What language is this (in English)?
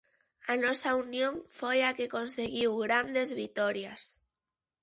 Galician